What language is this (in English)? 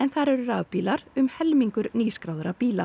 Icelandic